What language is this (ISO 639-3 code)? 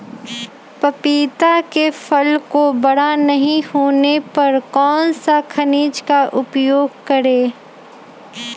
mag